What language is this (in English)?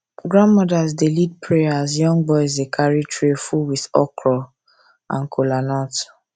Nigerian Pidgin